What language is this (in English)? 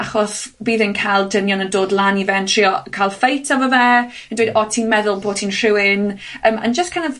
Welsh